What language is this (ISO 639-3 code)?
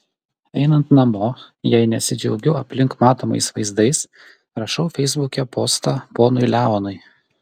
lit